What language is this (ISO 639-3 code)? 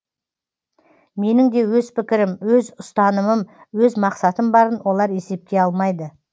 kaz